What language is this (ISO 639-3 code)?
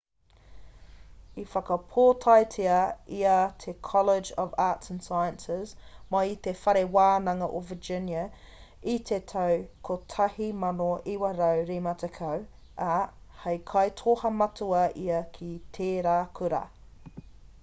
mri